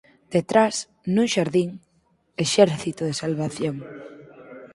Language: Galician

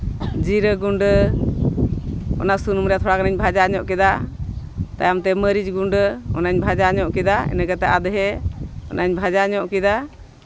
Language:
Santali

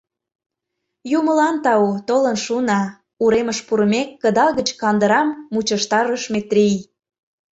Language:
Mari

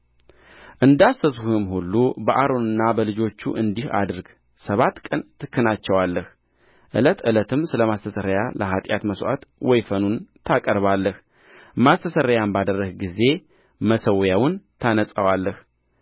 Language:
Amharic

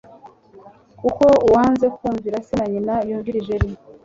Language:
Kinyarwanda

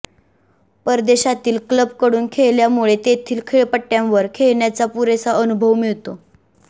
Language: Marathi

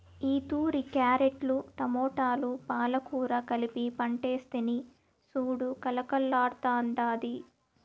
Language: Telugu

